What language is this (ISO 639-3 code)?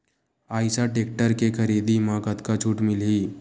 hne